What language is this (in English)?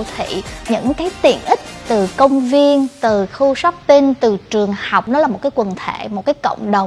Vietnamese